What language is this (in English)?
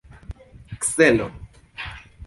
Esperanto